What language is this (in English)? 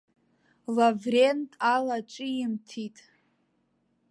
Abkhazian